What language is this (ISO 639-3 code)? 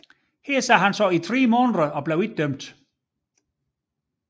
dan